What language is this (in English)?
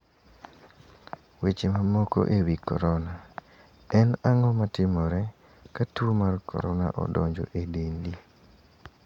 Luo (Kenya and Tanzania)